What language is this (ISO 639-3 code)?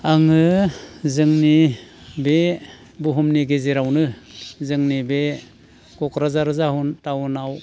brx